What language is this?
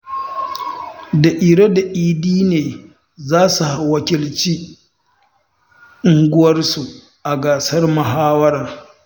Hausa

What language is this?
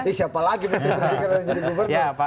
Indonesian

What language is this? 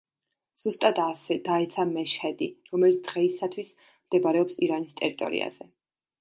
Georgian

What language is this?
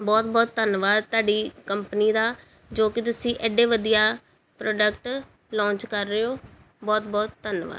Punjabi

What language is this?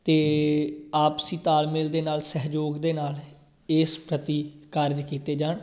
Punjabi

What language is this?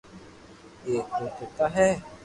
Loarki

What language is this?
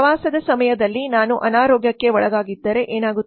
Kannada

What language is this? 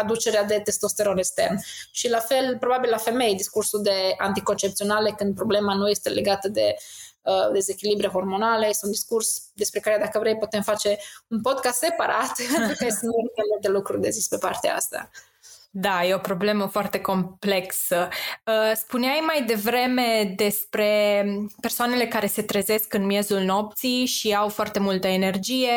Romanian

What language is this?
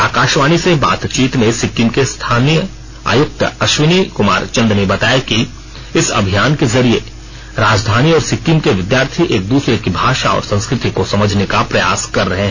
Hindi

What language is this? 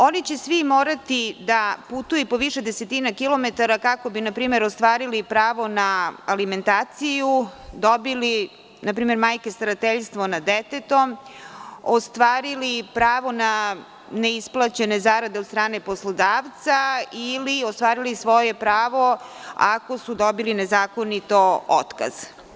Serbian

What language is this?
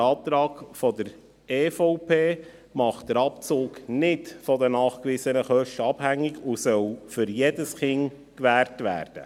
Swiss German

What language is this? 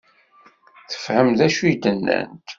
Kabyle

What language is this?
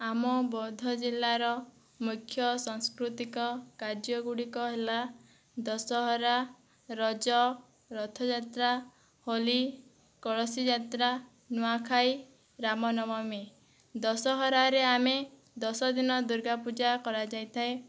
Odia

